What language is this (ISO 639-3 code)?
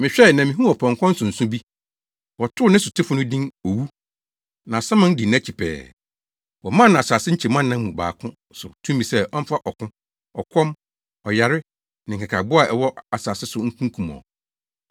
aka